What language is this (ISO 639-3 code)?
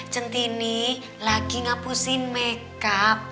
ind